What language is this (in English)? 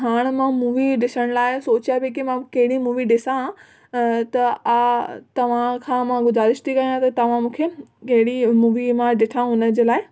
Sindhi